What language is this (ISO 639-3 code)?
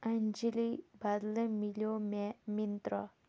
kas